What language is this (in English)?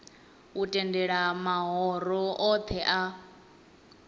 Venda